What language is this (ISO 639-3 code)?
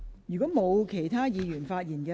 yue